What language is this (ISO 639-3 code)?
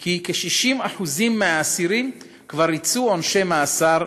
heb